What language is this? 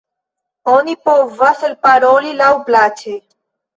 Esperanto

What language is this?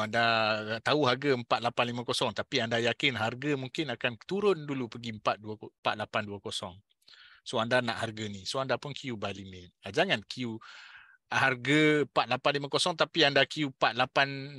Malay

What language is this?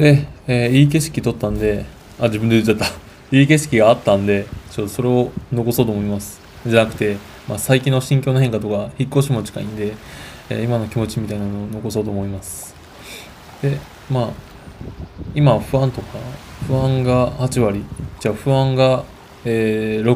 Japanese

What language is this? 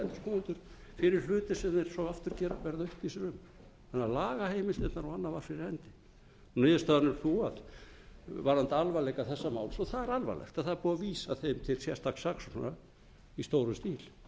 Icelandic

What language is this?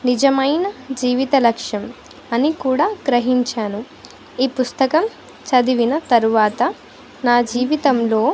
Telugu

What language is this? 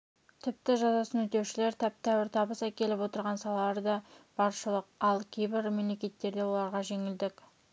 Kazakh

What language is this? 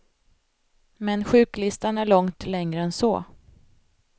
Swedish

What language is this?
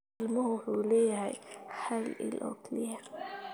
Somali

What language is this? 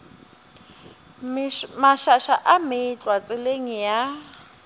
Northern Sotho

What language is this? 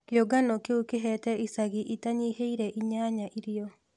Kikuyu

